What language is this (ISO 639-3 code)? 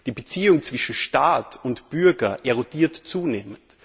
deu